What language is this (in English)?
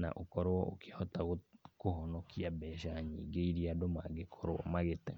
Kikuyu